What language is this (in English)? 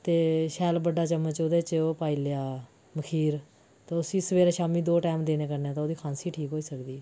Dogri